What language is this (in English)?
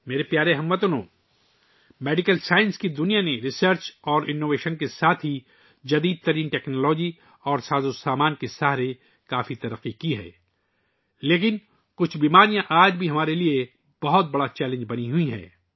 Urdu